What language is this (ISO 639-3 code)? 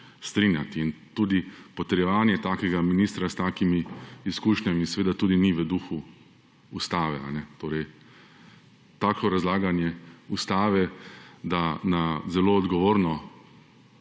slv